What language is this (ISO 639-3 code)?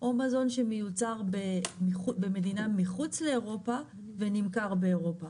heb